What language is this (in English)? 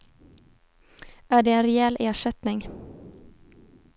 Swedish